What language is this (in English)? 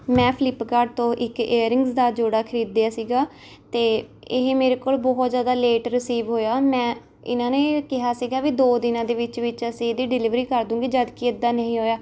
Punjabi